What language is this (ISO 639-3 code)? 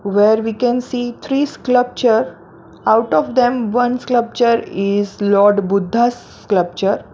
eng